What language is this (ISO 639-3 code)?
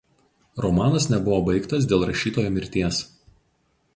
lit